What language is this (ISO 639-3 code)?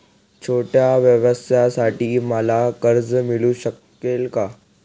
mar